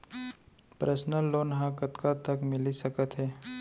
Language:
Chhattisgarhi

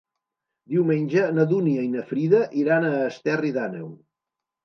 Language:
Catalan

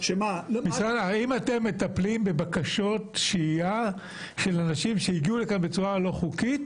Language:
Hebrew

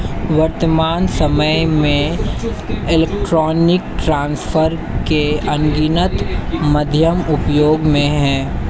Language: Hindi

